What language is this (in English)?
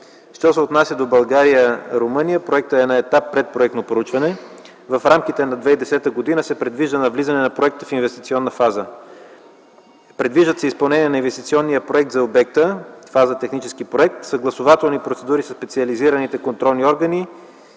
Bulgarian